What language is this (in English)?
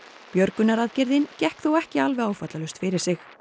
Icelandic